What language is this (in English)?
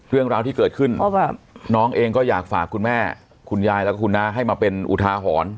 Thai